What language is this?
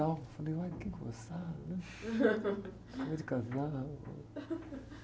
Portuguese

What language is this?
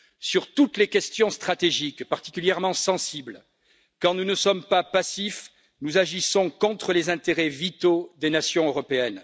French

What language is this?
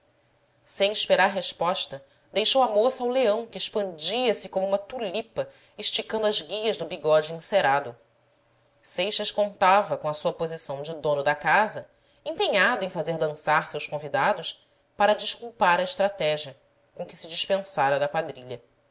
Portuguese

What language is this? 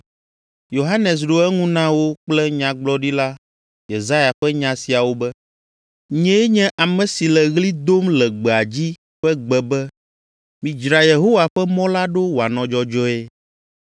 Ewe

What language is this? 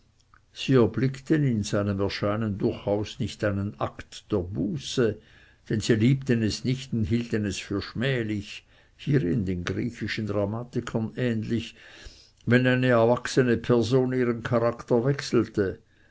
German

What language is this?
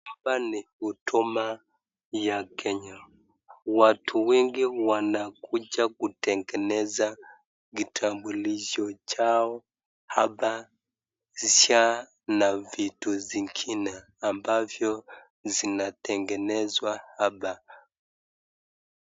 Swahili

